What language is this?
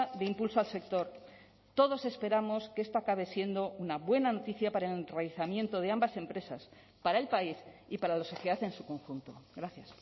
Spanish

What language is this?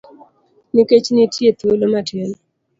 Luo (Kenya and Tanzania)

